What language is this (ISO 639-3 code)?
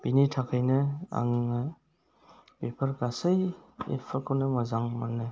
brx